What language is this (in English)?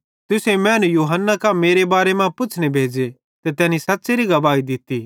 Bhadrawahi